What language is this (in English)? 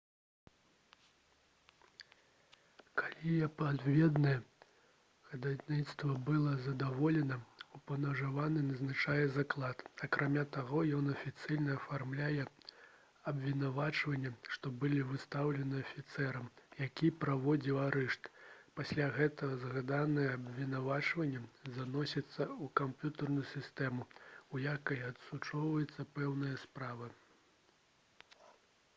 Belarusian